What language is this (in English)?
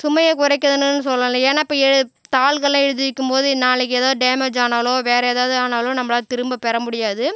Tamil